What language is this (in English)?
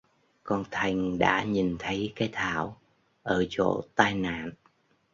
Vietnamese